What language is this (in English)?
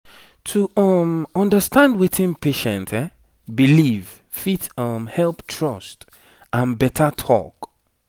Nigerian Pidgin